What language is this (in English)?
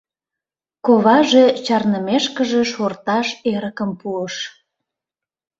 Mari